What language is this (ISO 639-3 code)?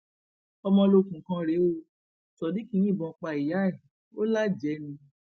yor